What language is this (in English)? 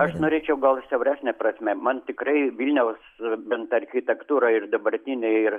Lithuanian